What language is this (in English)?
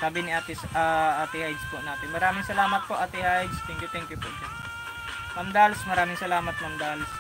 Filipino